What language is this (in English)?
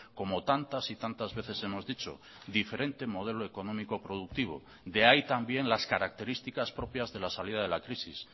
Spanish